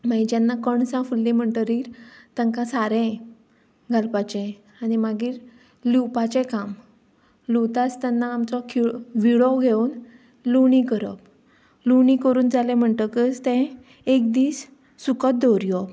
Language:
Konkani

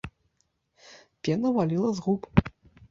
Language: Belarusian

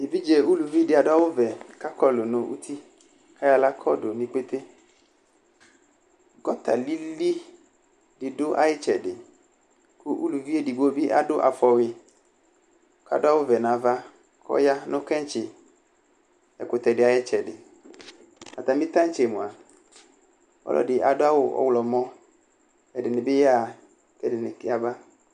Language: Ikposo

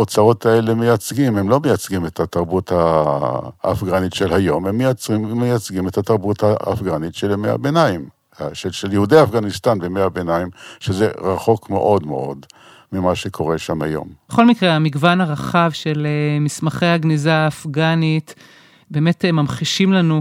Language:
Hebrew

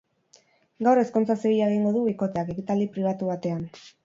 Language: Basque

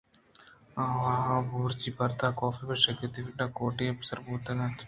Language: Eastern Balochi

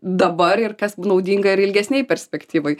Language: Lithuanian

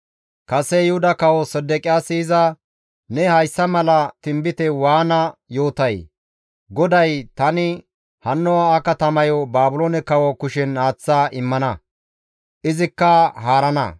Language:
Gamo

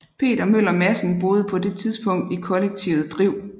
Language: Danish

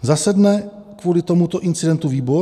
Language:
Czech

